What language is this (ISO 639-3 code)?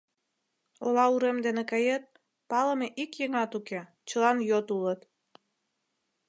chm